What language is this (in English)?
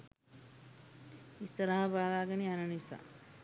Sinhala